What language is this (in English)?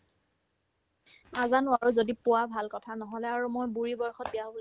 Assamese